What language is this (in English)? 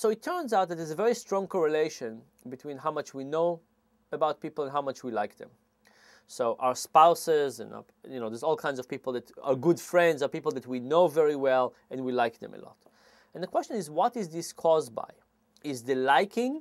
English